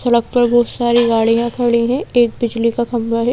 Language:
Hindi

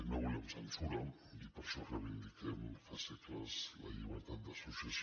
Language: Catalan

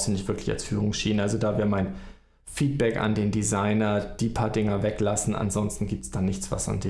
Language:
German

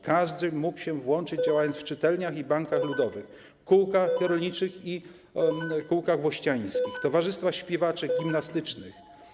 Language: Polish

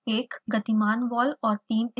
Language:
Hindi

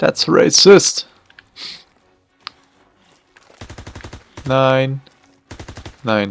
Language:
German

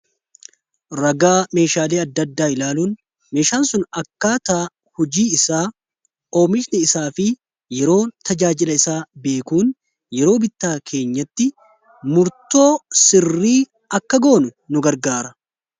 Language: Oromo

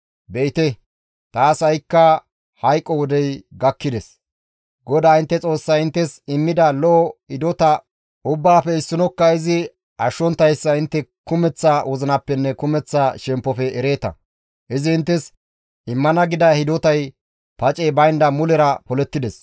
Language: Gamo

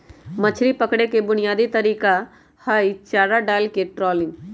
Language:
Magahi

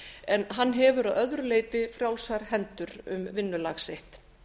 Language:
Icelandic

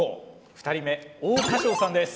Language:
Japanese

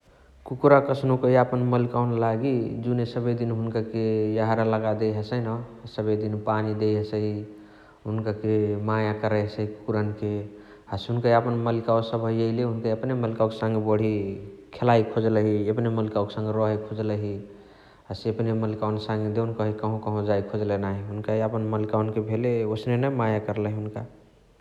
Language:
Chitwania Tharu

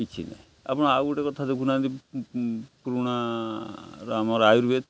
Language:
Odia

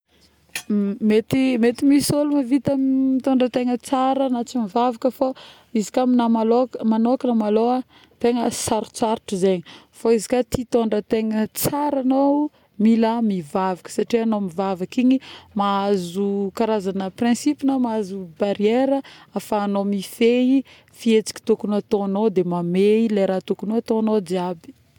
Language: Northern Betsimisaraka Malagasy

